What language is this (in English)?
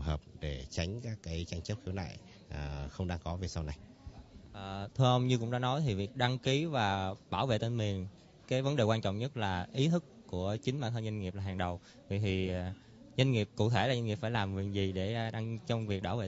Vietnamese